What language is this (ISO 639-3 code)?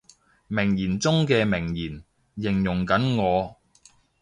yue